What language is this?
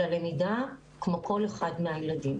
Hebrew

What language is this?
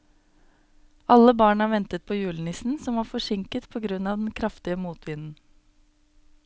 Norwegian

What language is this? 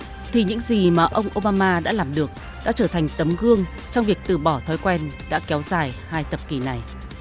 Vietnamese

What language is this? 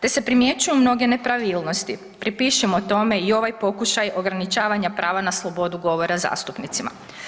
Croatian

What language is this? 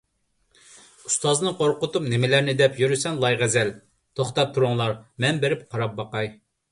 Uyghur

